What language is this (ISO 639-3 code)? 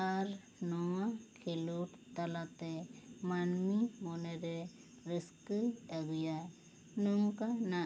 sat